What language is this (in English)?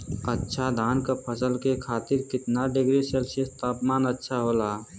Bhojpuri